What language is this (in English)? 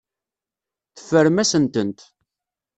Kabyle